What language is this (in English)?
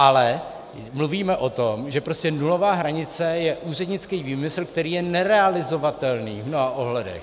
Czech